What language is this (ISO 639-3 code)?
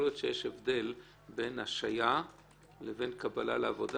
heb